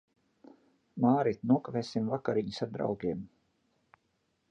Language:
Latvian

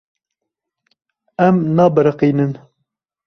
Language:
Kurdish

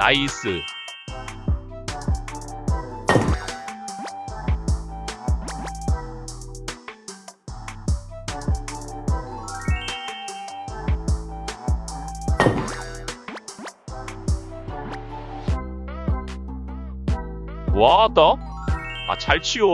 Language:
Korean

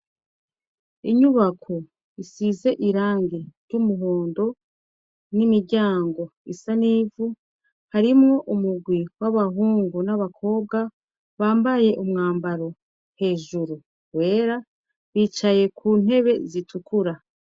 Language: Rundi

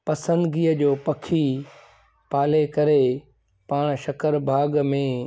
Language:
Sindhi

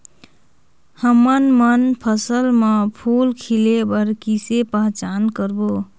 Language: Chhattisgarhi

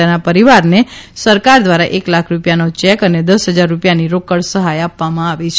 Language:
Gujarati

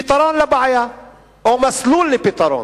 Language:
Hebrew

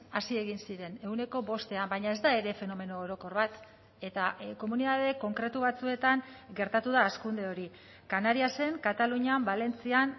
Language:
Basque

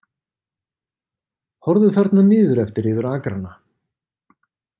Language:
Icelandic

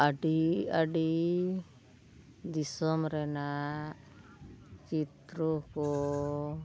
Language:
Santali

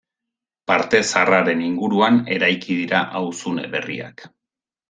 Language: Basque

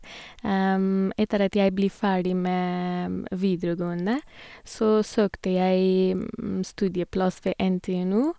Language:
Norwegian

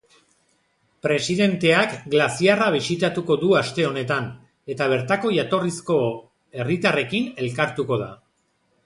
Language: Basque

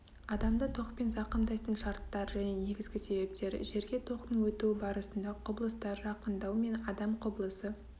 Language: Kazakh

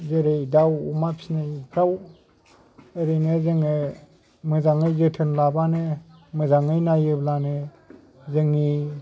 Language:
Bodo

